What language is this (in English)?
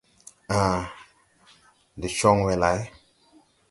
Tupuri